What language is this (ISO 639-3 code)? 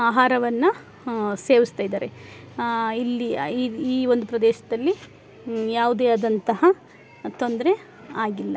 kan